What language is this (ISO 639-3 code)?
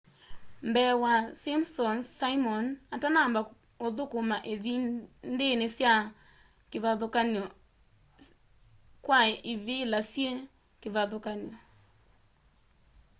kam